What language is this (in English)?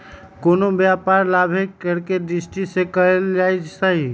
Magahi